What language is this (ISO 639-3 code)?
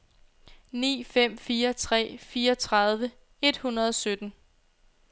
dan